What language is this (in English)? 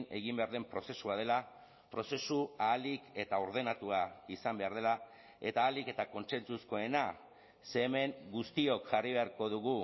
Basque